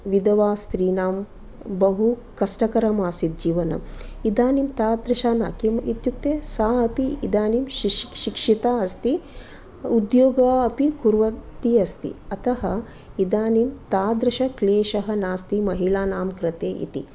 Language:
Sanskrit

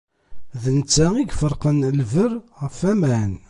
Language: Kabyle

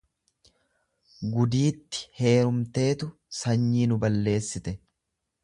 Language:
Oromo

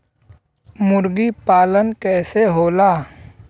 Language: Bhojpuri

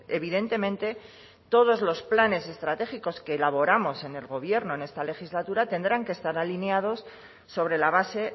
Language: Spanish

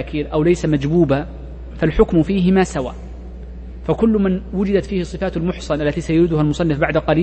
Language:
Arabic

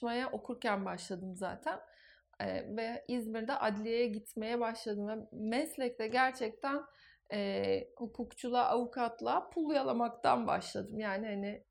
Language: Turkish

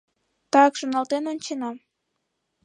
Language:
Mari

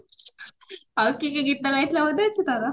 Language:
Odia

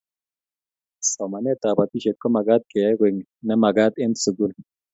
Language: Kalenjin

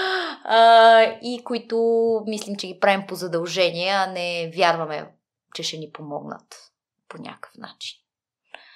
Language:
Bulgarian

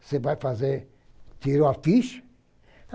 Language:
Portuguese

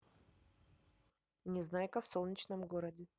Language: Russian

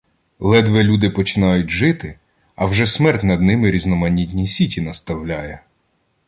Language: Ukrainian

